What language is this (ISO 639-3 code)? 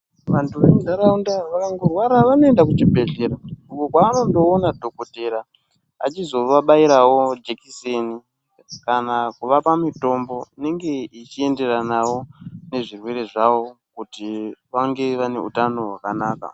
ndc